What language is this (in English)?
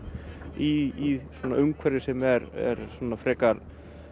Icelandic